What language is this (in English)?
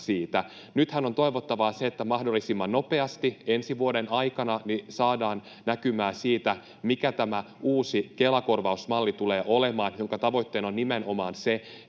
Finnish